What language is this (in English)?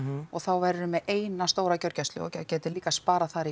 Icelandic